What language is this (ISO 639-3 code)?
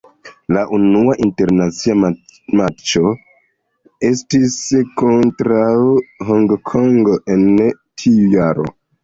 epo